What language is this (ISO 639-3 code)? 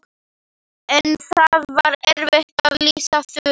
isl